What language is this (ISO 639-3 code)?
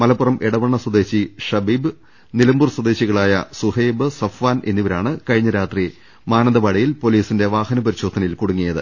mal